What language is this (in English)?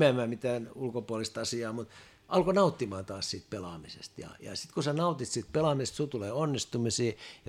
Finnish